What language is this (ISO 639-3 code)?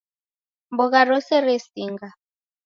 dav